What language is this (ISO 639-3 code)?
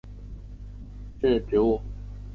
zho